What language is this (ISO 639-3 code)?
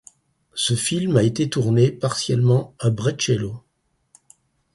fra